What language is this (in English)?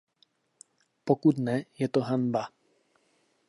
Czech